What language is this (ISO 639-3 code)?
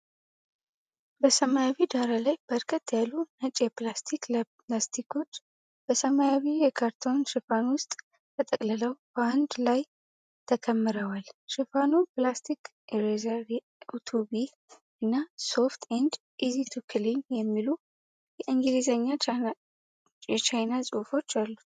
amh